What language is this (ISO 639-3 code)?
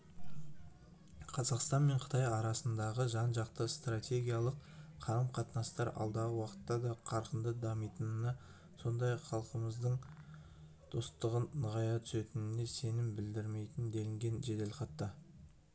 kaz